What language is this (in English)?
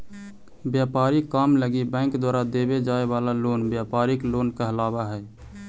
Magahi